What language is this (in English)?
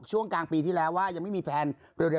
Thai